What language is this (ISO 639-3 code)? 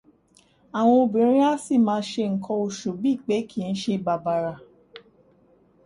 yor